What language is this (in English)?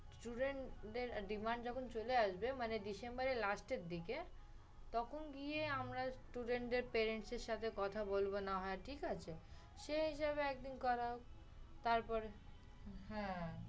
Bangla